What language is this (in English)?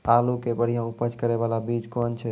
Maithili